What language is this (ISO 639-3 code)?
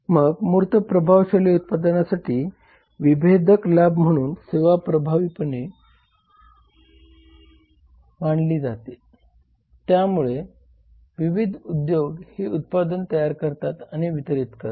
mar